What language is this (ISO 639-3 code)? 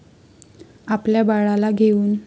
mar